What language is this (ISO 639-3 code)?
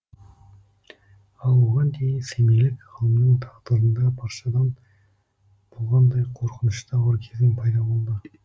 kaz